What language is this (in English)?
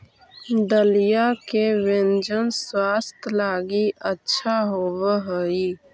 Magahi